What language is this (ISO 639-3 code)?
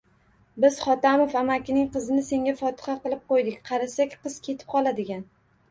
uzb